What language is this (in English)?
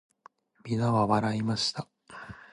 Japanese